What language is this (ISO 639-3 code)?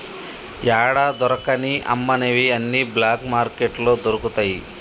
tel